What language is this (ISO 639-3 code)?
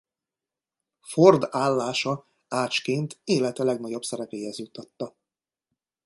hun